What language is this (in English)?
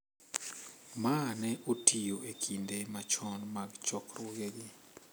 Luo (Kenya and Tanzania)